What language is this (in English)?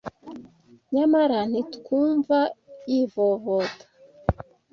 Kinyarwanda